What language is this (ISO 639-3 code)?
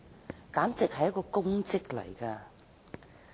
yue